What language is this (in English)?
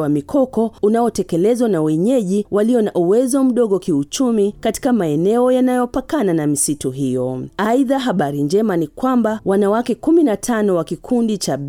Swahili